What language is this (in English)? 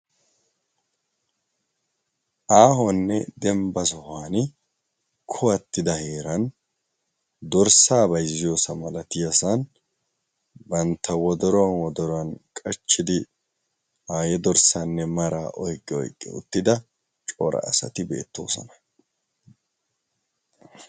Wolaytta